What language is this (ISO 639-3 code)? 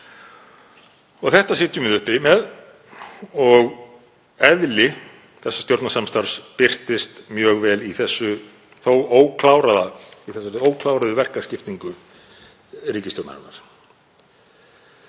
isl